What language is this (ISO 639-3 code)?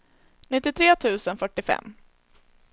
swe